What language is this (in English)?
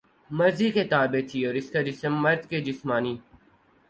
Urdu